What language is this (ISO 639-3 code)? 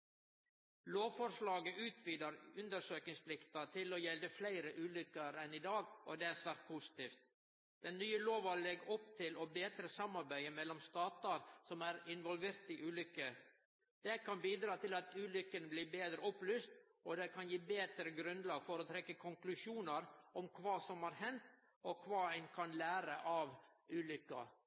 nno